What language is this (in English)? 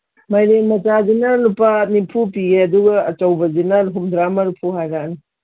Manipuri